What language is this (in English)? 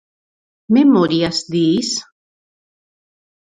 Galician